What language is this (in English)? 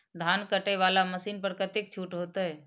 Maithili